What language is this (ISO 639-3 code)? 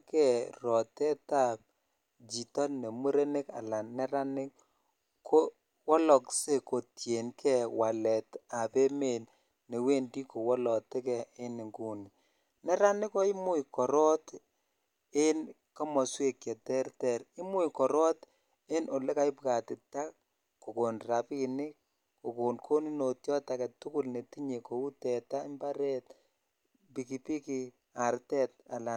kln